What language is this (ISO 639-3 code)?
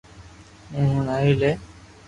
lrk